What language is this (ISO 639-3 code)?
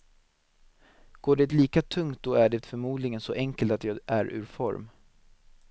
swe